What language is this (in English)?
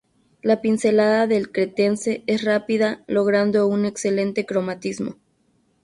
Spanish